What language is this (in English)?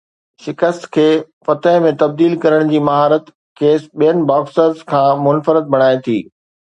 Sindhi